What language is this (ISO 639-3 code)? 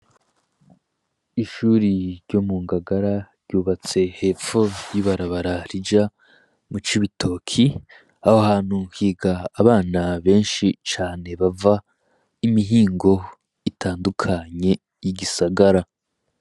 run